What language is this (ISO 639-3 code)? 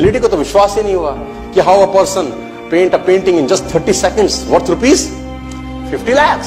hin